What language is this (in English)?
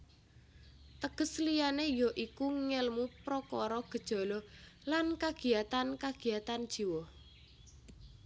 Javanese